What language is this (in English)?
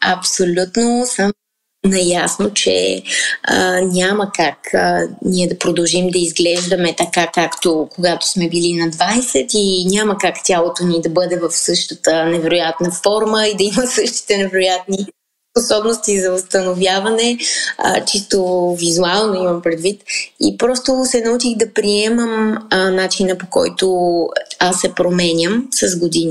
Bulgarian